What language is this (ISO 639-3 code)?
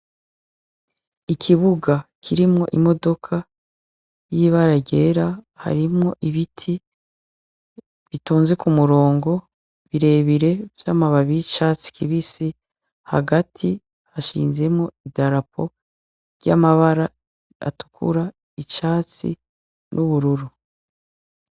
run